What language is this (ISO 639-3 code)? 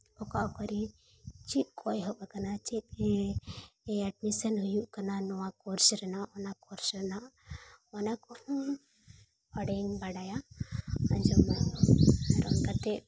sat